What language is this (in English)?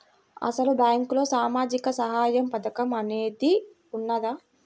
Telugu